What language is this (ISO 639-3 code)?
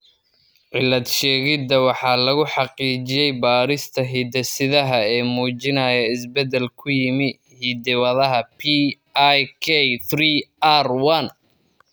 som